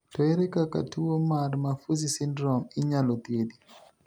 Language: Luo (Kenya and Tanzania)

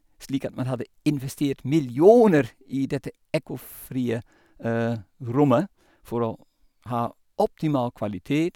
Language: Norwegian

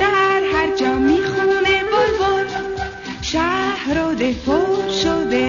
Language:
Persian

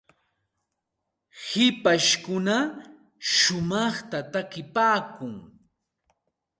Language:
Santa Ana de Tusi Pasco Quechua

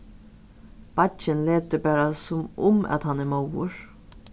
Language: Faroese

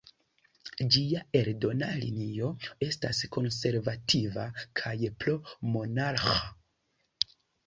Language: Esperanto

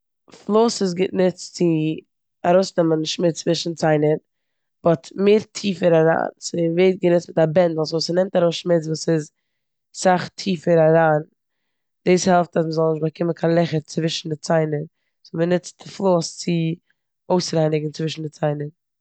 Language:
Yiddish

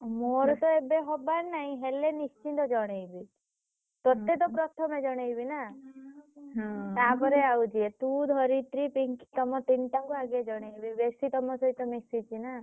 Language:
Odia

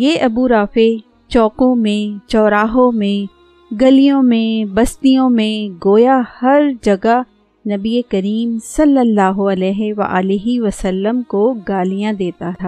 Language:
Urdu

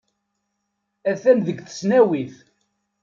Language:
Kabyle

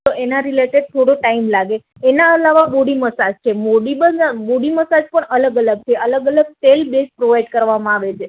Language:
Gujarati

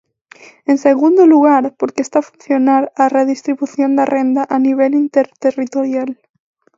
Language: Galician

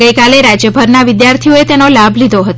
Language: Gujarati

